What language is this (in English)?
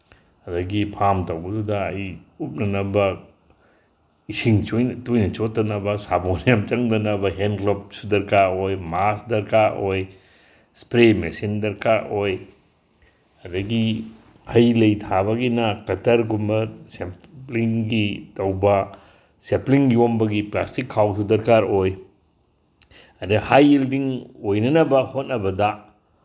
Manipuri